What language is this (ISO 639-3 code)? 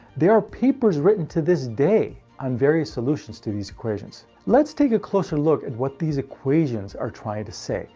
eng